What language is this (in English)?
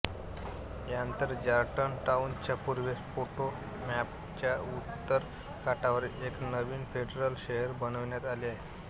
Marathi